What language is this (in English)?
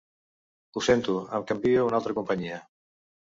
Catalan